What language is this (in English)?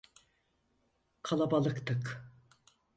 Turkish